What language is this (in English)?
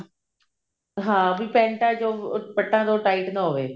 Punjabi